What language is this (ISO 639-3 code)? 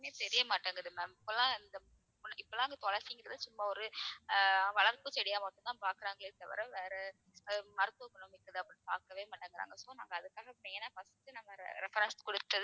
tam